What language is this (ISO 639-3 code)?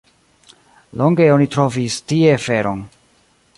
epo